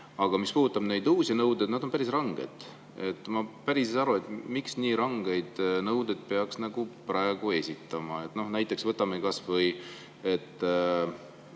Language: Estonian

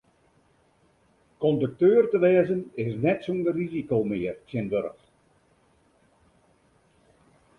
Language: Western Frisian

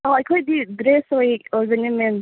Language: Manipuri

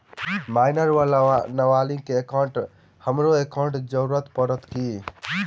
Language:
Maithili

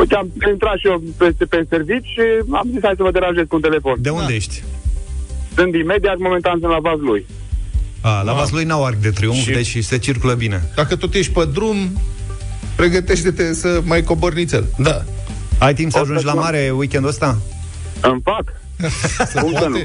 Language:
Romanian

